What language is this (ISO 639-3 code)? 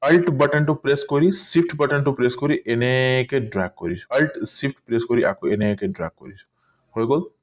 asm